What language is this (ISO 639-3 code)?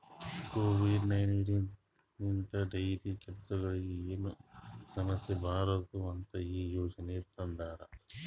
kan